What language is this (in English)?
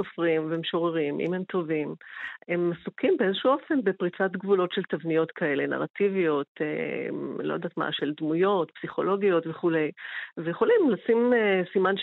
Hebrew